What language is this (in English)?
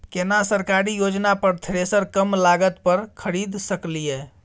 Maithili